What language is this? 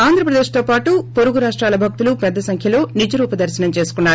Telugu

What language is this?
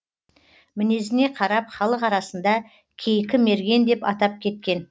Kazakh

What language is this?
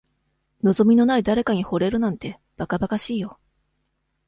Japanese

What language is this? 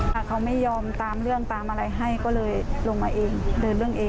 Thai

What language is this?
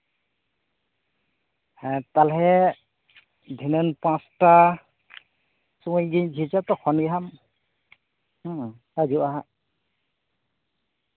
Santali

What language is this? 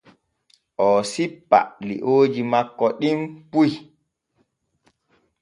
Borgu Fulfulde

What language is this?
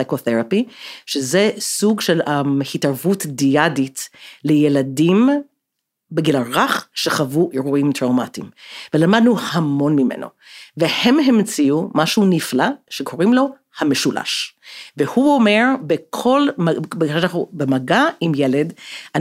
Hebrew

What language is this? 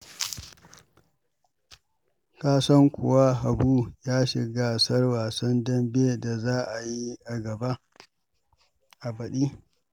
Hausa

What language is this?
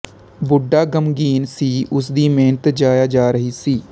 Punjabi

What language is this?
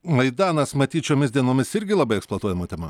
Lithuanian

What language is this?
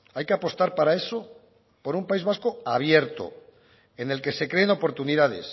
Spanish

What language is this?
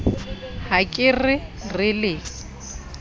Southern Sotho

